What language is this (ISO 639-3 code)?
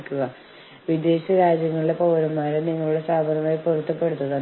mal